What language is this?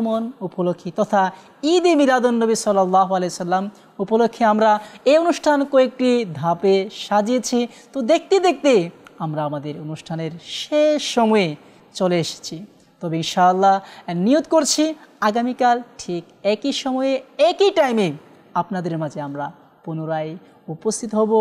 Arabic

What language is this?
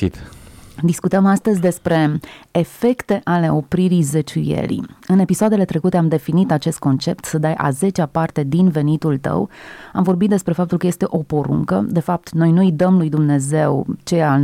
Romanian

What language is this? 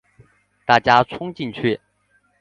Chinese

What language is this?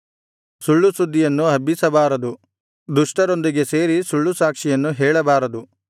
Kannada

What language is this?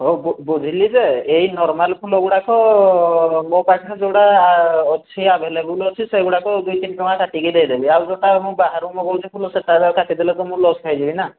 Odia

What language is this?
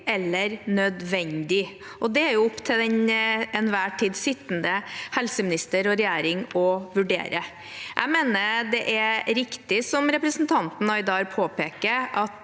Norwegian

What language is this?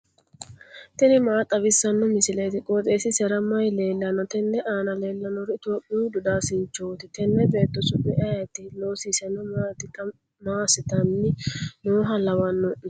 Sidamo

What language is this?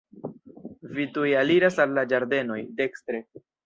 Esperanto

